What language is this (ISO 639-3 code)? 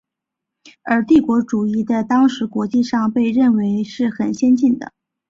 zho